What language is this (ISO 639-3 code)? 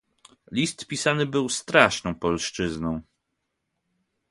pol